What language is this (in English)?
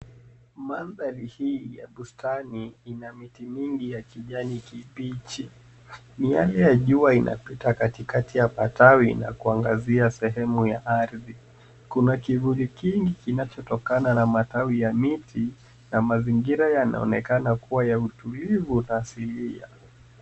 Swahili